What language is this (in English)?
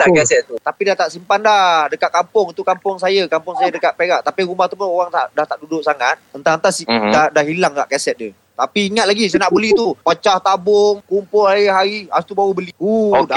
Malay